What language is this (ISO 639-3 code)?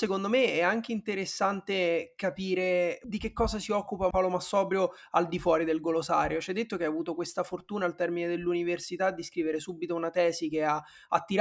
ita